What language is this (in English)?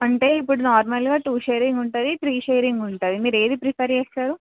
Telugu